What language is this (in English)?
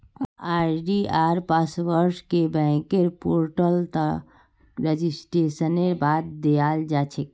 Magahi